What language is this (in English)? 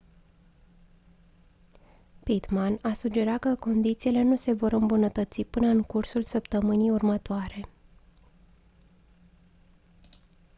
Romanian